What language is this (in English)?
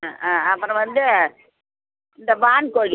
Tamil